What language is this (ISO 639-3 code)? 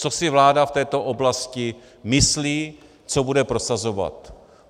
ces